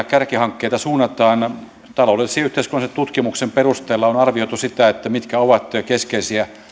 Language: Finnish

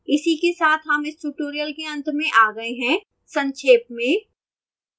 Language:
Hindi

